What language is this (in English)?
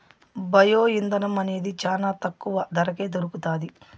Telugu